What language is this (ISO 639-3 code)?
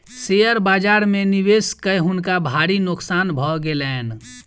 mai